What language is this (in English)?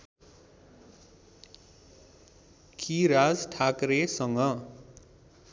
Nepali